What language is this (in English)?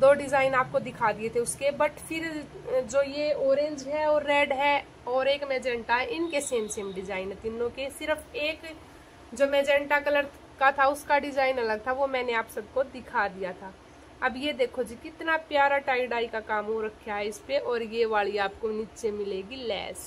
Hindi